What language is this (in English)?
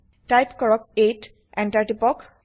Assamese